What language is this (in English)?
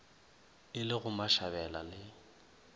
Northern Sotho